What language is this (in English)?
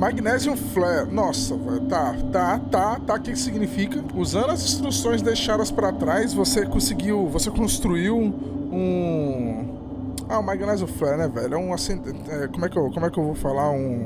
Portuguese